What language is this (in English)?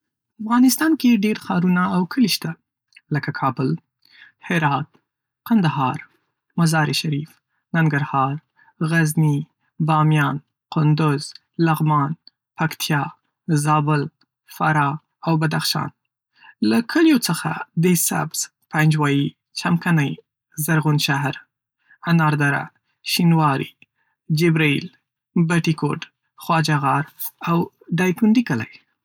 Pashto